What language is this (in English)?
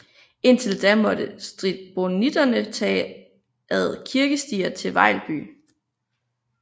Danish